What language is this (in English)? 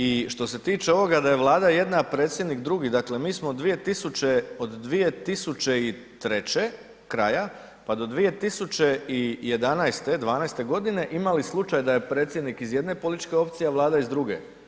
Croatian